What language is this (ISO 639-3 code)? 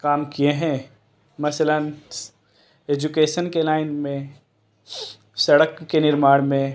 urd